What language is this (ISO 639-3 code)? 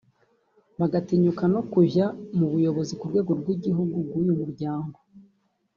kin